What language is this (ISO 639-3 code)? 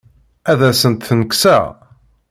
kab